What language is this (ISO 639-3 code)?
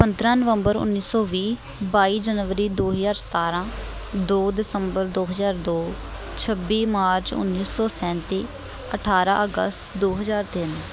pan